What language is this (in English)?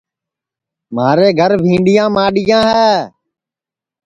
Sansi